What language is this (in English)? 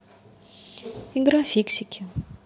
Russian